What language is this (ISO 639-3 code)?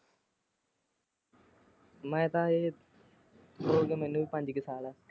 pan